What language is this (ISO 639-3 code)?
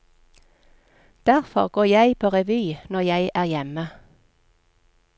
nor